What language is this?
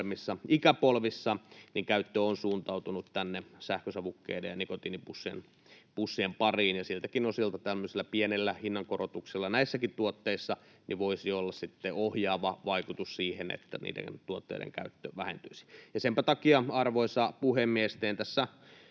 Finnish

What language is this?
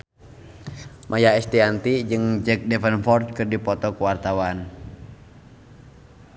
Sundanese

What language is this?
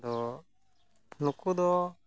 Santali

